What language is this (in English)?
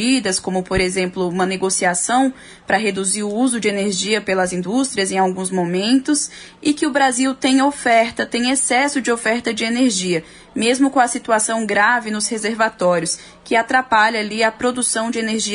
Portuguese